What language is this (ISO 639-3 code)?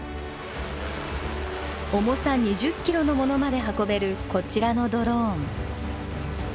jpn